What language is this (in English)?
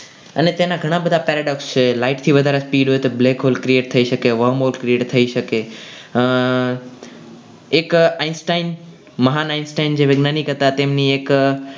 Gujarati